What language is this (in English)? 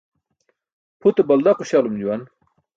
Burushaski